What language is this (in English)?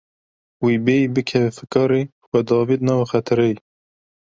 Kurdish